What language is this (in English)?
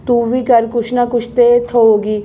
Dogri